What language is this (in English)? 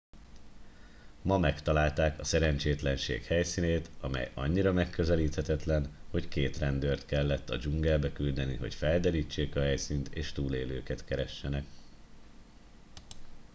Hungarian